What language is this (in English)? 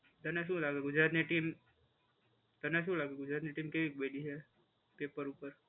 Gujarati